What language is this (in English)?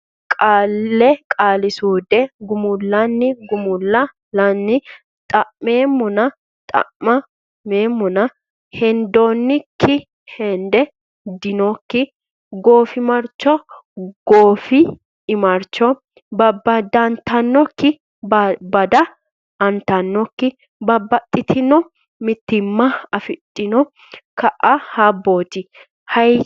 Sidamo